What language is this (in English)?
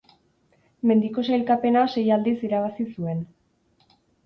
Basque